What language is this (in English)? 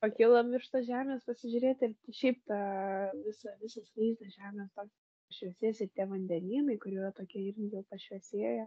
Lithuanian